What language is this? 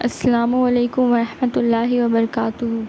Urdu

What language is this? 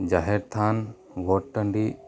Santali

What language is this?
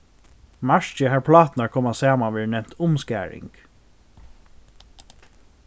Faroese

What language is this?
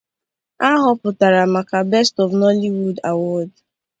Igbo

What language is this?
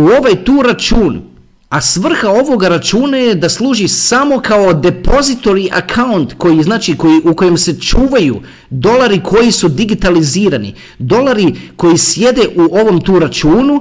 Croatian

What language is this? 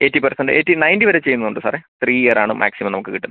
Malayalam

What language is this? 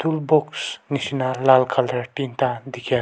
Naga Pidgin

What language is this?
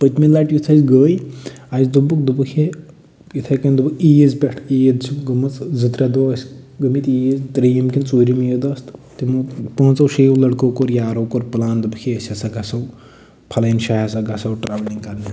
Kashmiri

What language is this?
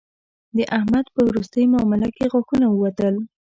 Pashto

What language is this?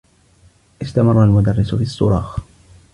Arabic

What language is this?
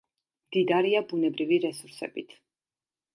Georgian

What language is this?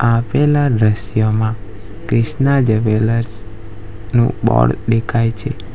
Gujarati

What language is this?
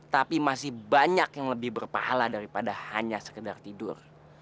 Indonesian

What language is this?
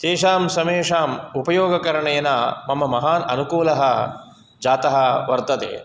Sanskrit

